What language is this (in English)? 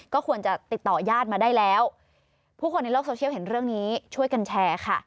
Thai